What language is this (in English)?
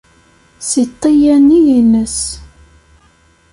Kabyle